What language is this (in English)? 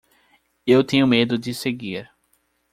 Portuguese